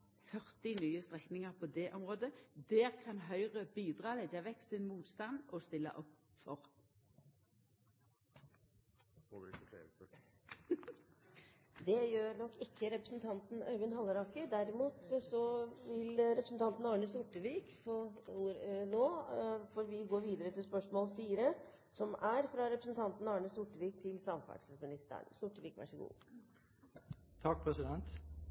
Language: Norwegian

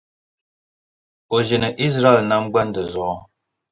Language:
Dagbani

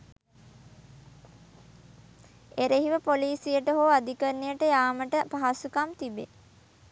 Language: Sinhala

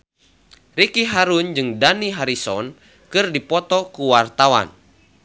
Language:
Sundanese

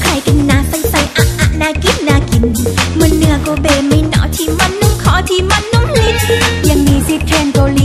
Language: Indonesian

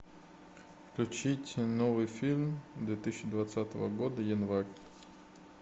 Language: Russian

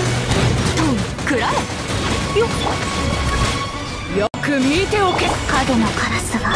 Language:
Japanese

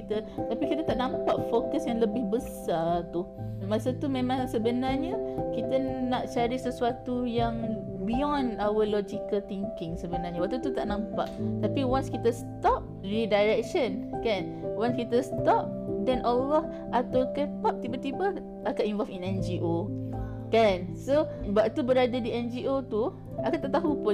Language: Malay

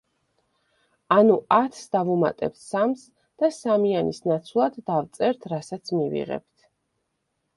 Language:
Georgian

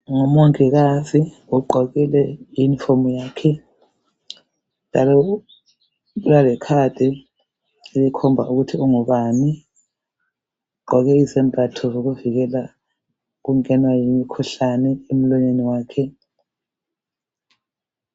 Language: North Ndebele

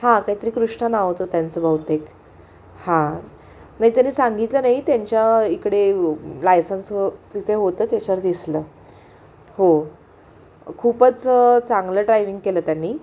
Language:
Marathi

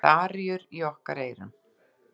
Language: Icelandic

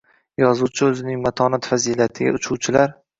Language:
Uzbek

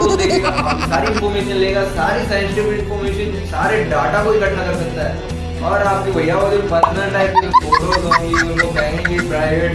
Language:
Hindi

